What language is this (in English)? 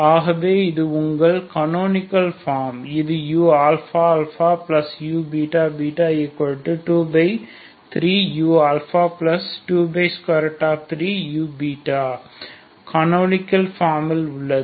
Tamil